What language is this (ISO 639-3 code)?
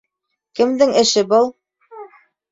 bak